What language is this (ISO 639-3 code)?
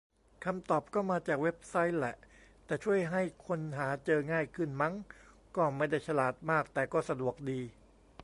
tha